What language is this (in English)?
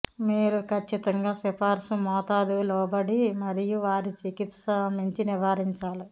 Telugu